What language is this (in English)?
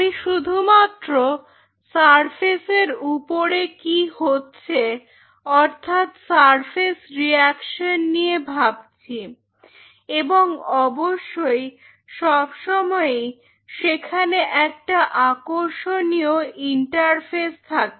Bangla